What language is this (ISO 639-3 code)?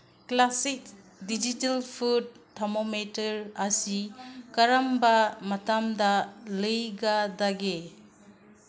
mni